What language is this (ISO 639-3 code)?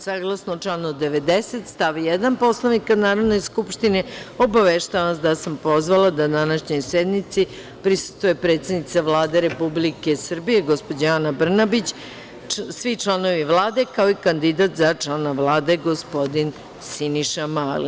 srp